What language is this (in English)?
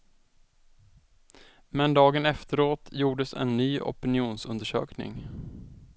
Swedish